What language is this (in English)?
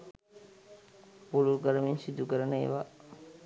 Sinhala